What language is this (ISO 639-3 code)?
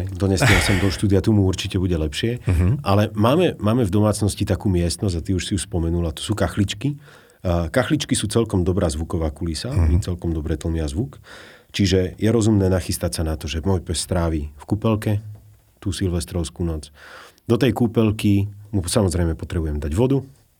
slk